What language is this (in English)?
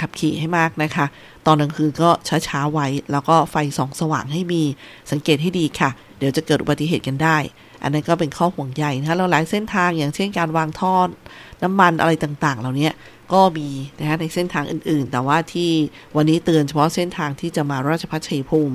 Thai